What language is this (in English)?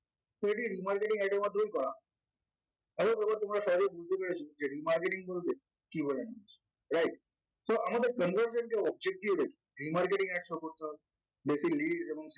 Bangla